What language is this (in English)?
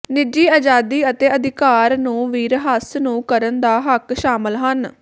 Punjabi